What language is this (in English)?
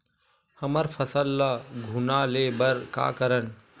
Chhattisgarhi